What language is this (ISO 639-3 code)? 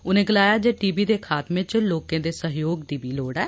doi